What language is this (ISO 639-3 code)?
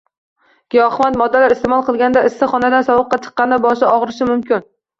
uzb